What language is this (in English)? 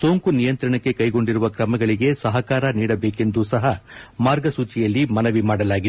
Kannada